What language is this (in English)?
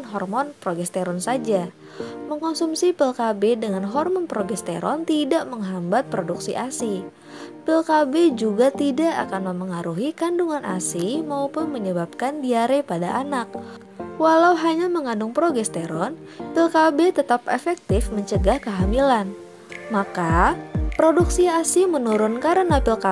Indonesian